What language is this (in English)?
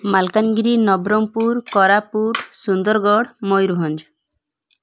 Odia